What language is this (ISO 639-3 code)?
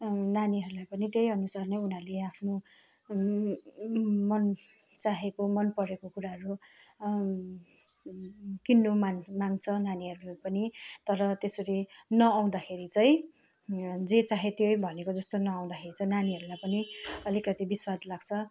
nep